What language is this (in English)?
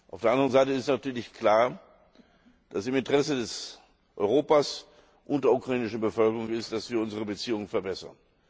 German